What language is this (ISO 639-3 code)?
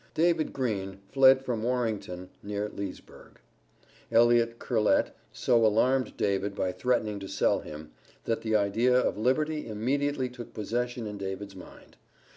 eng